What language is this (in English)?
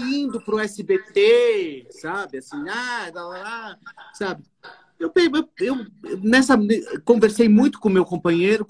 Portuguese